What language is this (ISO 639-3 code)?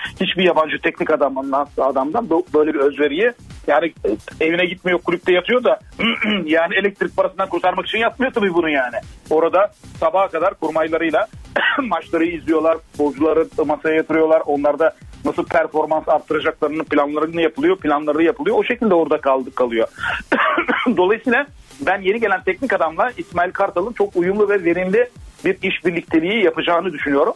tur